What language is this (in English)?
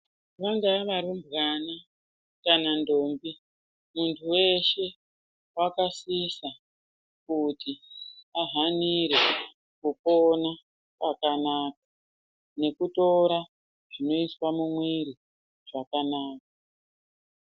Ndau